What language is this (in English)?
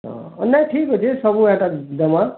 Odia